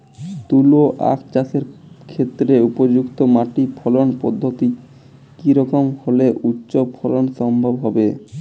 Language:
Bangla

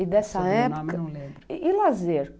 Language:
Portuguese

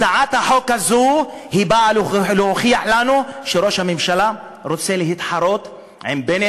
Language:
Hebrew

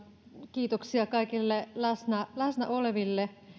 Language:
Finnish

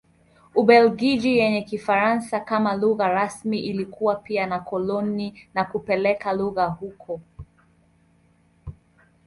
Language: Swahili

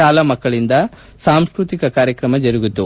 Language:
Kannada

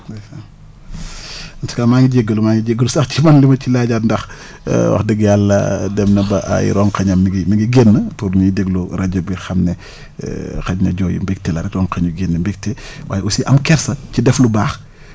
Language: Wolof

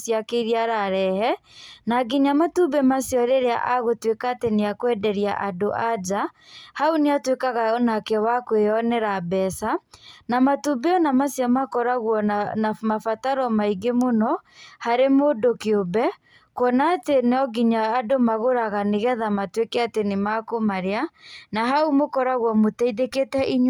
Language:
Kikuyu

